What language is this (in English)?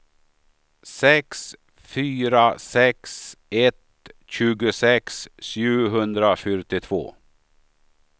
Swedish